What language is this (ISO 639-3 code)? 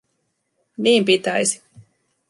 fin